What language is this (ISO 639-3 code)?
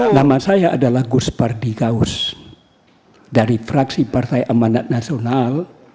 ind